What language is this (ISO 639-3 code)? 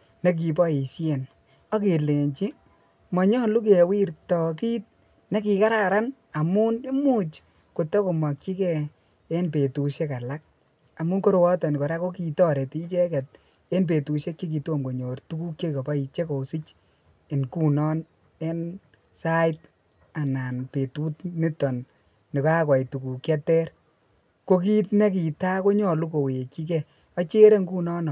kln